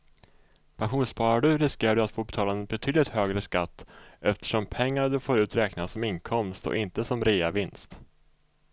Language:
Swedish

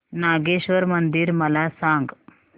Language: Marathi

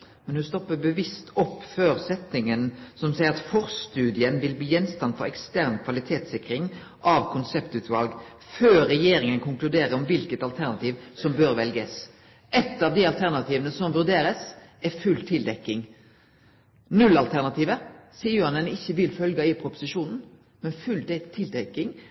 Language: Norwegian Nynorsk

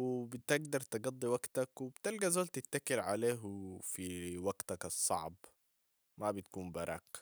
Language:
Sudanese Arabic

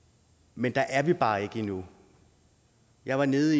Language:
Danish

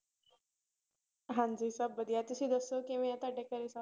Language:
Punjabi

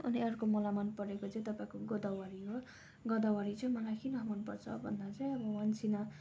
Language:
Nepali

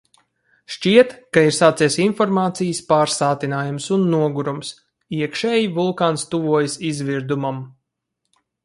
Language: Latvian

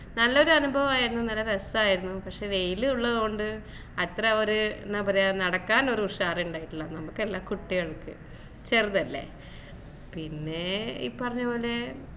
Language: Malayalam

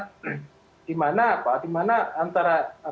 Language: Indonesian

